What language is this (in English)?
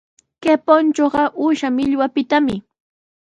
Sihuas Ancash Quechua